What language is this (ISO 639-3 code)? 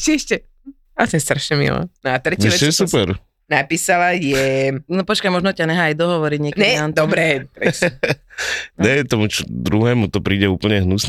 slk